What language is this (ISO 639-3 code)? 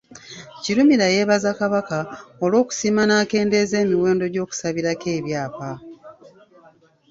lug